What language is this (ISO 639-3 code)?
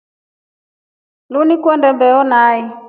rof